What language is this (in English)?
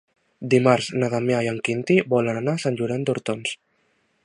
Catalan